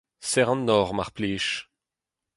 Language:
Breton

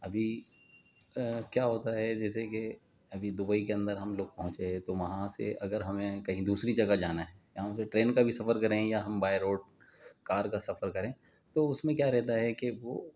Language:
Urdu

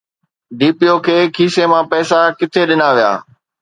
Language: Sindhi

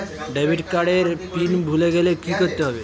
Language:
Bangla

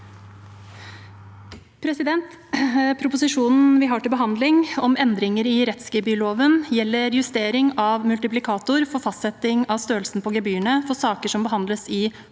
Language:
Norwegian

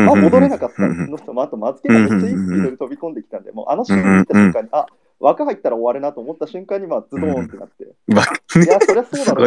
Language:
Japanese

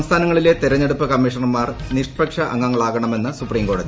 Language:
Malayalam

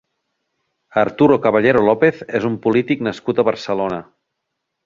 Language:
Catalan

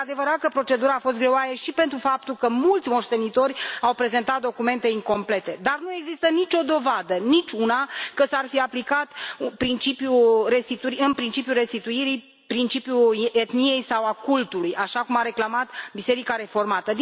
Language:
Romanian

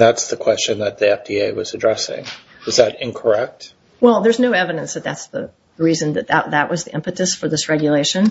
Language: English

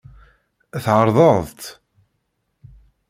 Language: Kabyle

